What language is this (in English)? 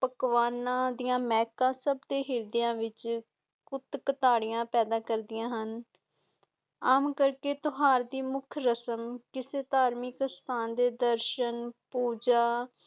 Punjabi